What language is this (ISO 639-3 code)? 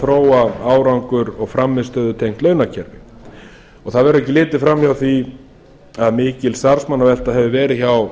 isl